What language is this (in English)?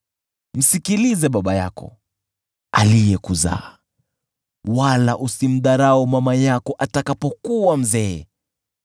Swahili